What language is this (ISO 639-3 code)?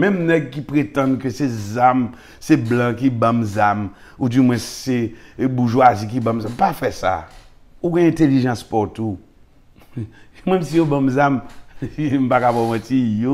fra